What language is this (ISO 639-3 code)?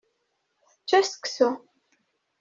kab